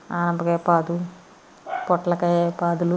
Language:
Telugu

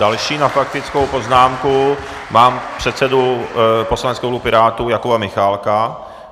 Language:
Czech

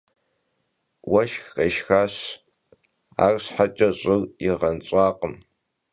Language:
Kabardian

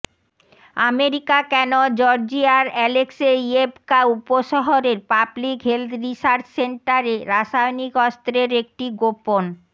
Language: Bangla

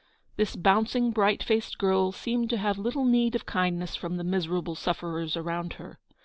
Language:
English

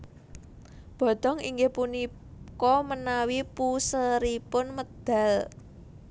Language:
Javanese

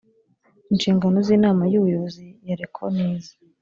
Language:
Kinyarwanda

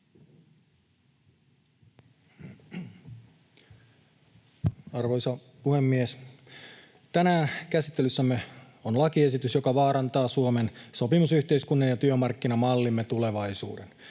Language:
Finnish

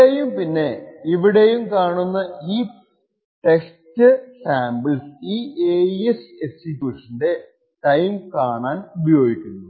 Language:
Malayalam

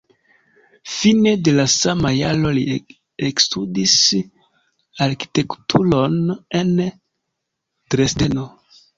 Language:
Esperanto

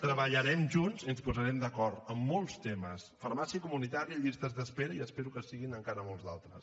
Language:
Catalan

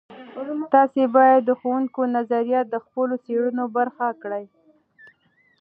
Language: Pashto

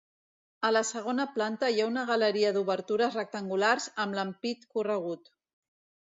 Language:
Catalan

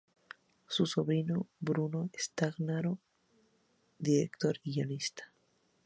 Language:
Spanish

